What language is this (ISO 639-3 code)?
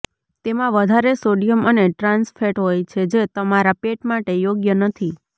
guj